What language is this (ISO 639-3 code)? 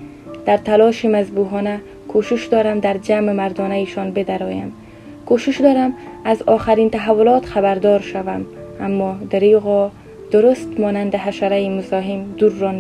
fas